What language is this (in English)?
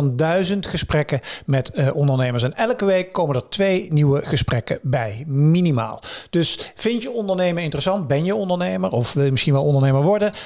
Dutch